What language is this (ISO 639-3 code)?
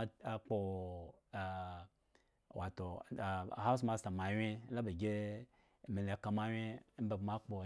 ego